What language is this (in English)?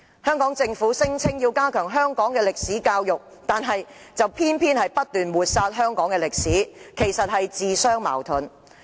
Cantonese